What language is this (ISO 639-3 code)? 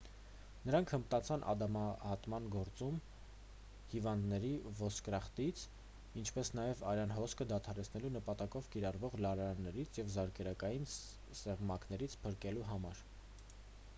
hye